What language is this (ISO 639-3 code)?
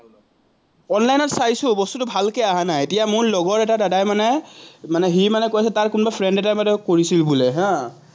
asm